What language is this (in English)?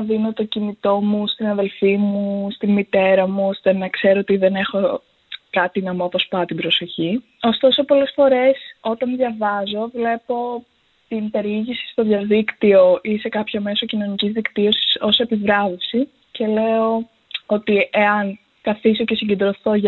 Greek